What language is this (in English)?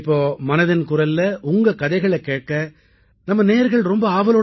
Tamil